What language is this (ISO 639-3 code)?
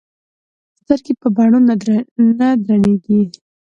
pus